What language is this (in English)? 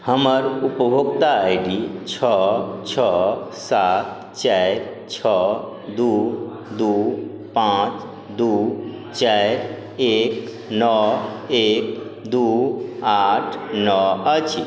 Maithili